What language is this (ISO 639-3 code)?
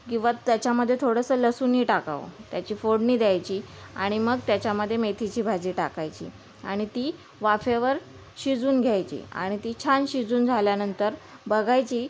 mar